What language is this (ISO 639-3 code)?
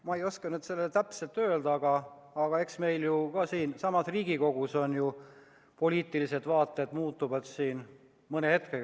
est